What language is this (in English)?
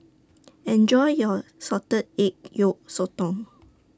English